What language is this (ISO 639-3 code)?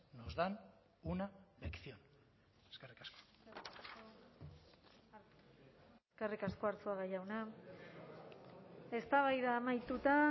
eus